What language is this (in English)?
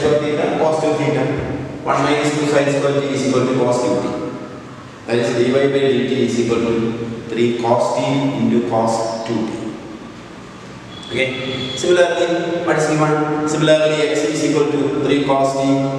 Indonesian